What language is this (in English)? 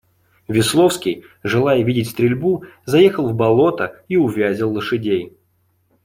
Russian